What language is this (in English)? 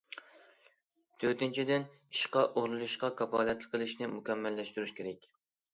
Uyghur